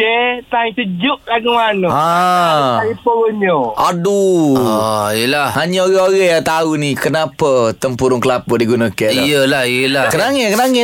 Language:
Malay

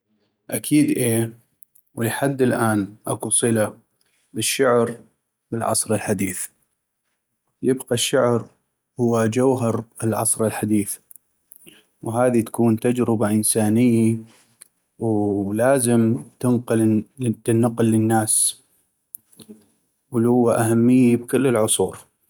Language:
North Mesopotamian Arabic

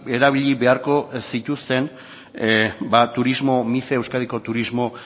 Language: Basque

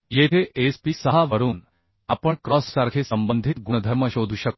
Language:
Marathi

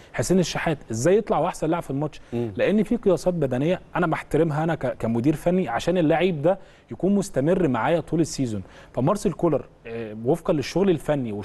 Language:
Arabic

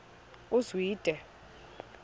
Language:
Xhosa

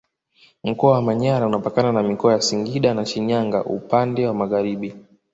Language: Swahili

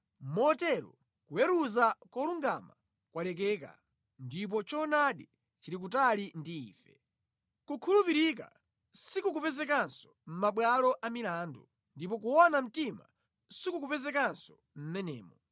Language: Nyanja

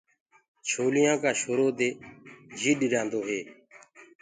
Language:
Gurgula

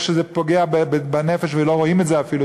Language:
Hebrew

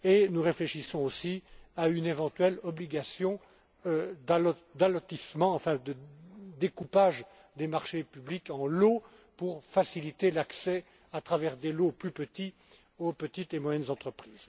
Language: French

